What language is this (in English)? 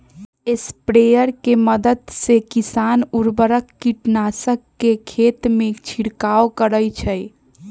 Magahi